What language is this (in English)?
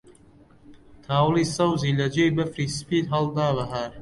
Central Kurdish